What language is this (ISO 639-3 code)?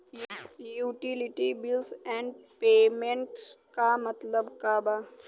bho